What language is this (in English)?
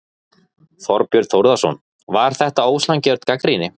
Icelandic